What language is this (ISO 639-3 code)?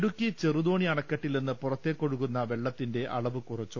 mal